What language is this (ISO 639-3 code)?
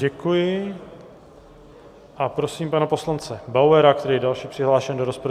ces